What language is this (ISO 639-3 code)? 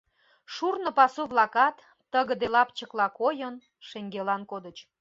chm